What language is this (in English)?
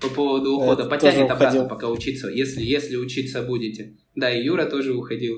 Russian